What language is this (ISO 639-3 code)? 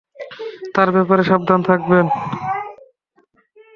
ben